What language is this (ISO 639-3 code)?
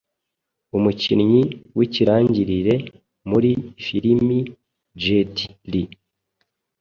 kin